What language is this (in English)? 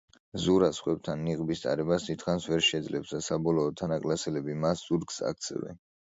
Georgian